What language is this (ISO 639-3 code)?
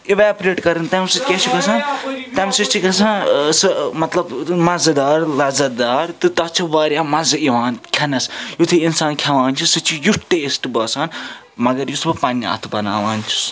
kas